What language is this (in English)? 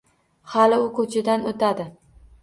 Uzbek